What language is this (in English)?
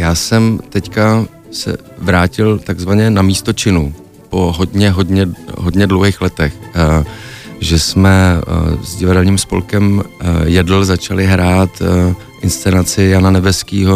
Czech